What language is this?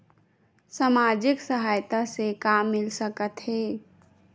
Chhattisgarhi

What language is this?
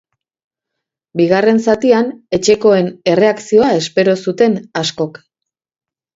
Basque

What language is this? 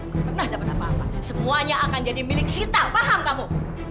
Indonesian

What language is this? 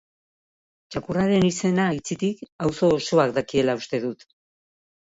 Basque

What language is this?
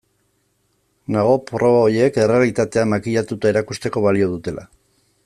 Basque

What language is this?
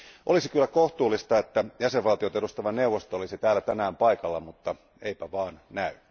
Finnish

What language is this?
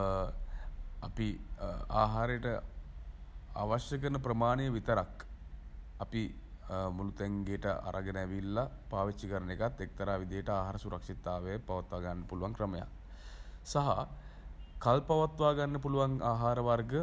Sinhala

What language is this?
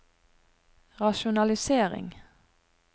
Norwegian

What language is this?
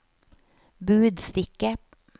Norwegian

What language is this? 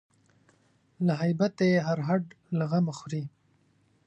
Pashto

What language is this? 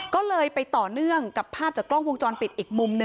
Thai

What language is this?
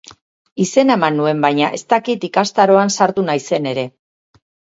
Basque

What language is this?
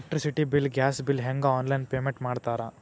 Kannada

